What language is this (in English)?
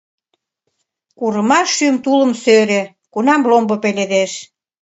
Mari